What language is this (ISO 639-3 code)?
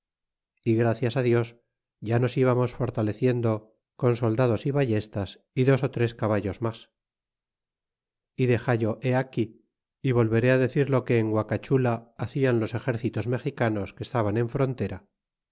spa